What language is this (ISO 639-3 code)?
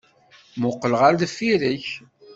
kab